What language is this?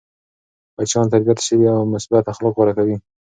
Pashto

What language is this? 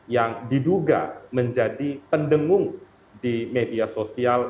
Indonesian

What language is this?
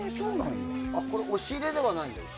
Japanese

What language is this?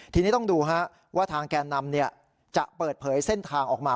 Thai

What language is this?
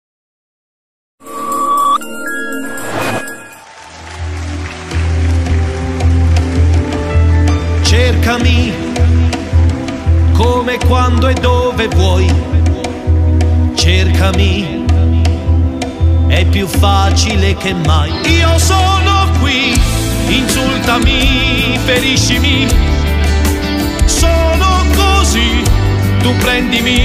Romanian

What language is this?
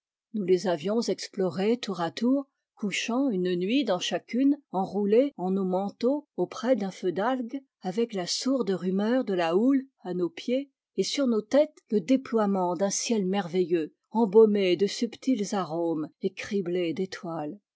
French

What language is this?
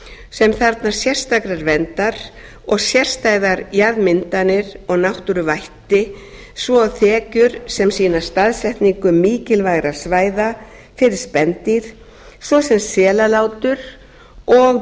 Icelandic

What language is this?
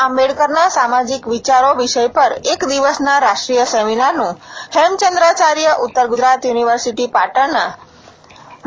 Gujarati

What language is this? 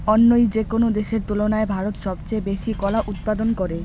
Bangla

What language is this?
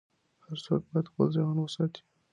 Pashto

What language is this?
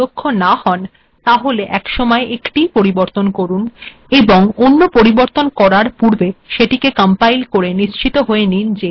Bangla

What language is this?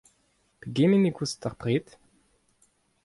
Breton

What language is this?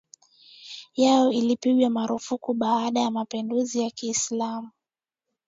Swahili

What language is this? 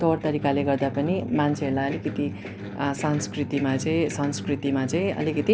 Nepali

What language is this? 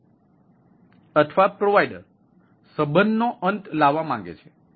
Gujarati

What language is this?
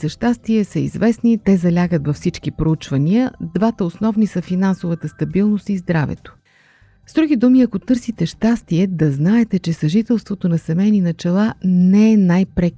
Bulgarian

